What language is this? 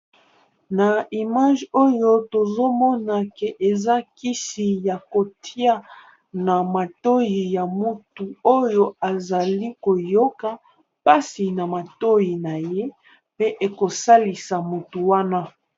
Lingala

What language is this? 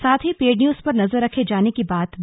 Hindi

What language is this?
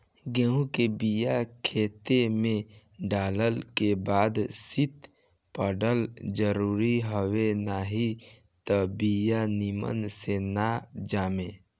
Bhojpuri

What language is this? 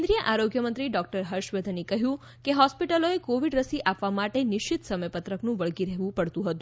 Gujarati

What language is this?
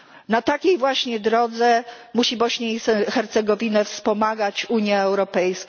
Polish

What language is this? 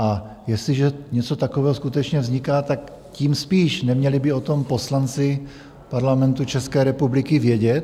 Czech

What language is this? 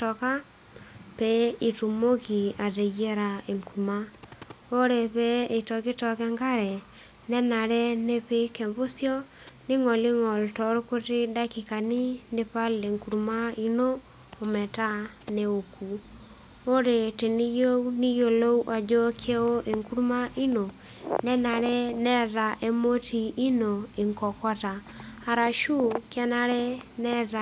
Masai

